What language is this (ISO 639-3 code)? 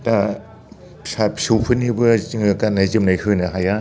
brx